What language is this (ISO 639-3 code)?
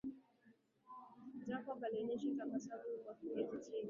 swa